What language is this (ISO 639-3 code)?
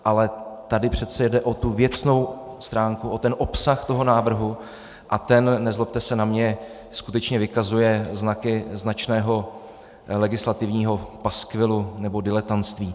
ces